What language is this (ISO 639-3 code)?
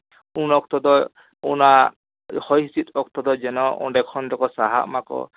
sat